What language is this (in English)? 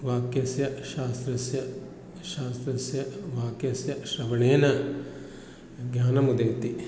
Sanskrit